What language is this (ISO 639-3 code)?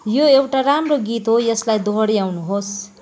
nep